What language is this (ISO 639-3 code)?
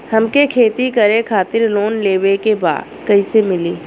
bho